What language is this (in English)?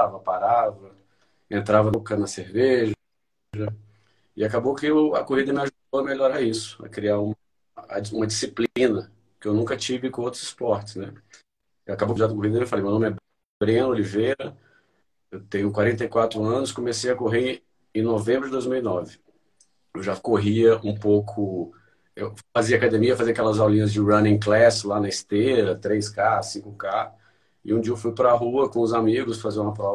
Portuguese